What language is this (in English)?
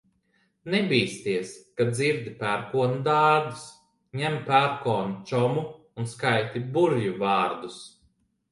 Latvian